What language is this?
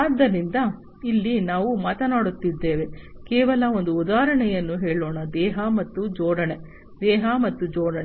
Kannada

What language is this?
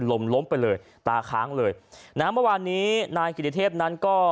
Thai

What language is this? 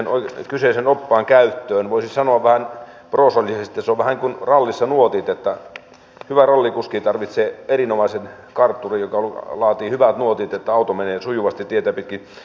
Finnish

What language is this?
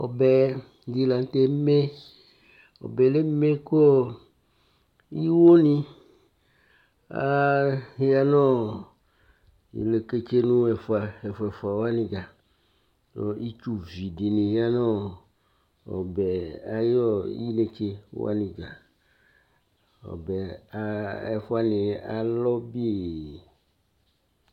Ikposo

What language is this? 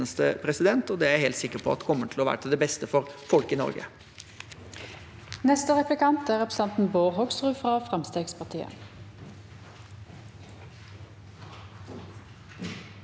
Norwegian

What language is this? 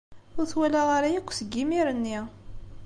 Kabyle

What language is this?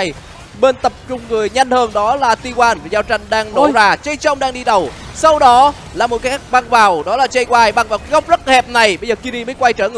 Vietnamese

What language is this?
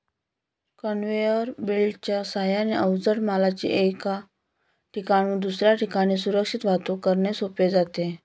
Marathi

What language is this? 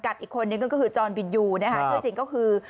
Thai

